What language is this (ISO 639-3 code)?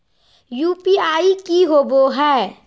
mag